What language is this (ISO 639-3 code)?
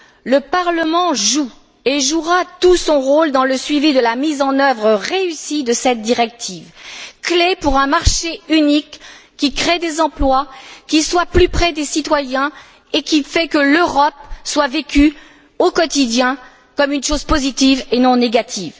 fra